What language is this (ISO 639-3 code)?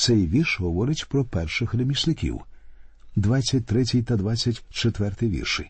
ukr